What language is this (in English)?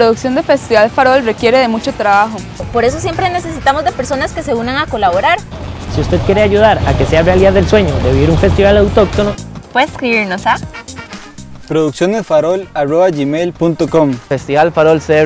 Spanish